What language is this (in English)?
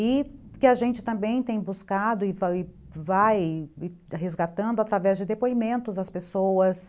Portuguese